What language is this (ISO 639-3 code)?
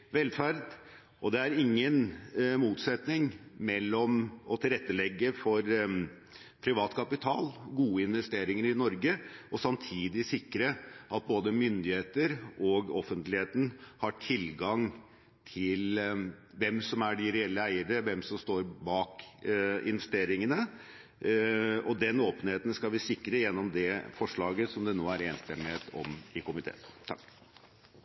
nob